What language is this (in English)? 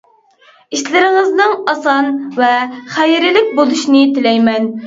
Uyghur